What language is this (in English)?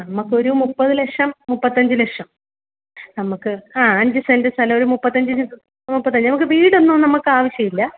Malayalam